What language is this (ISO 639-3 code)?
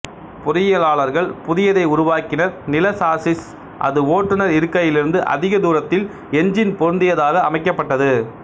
tam